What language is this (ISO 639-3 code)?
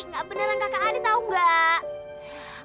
ind